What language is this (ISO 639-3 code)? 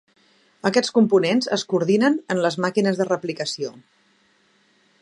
cat